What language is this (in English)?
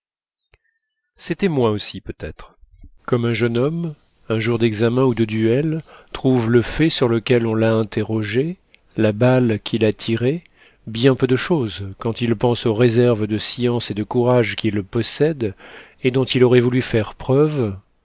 French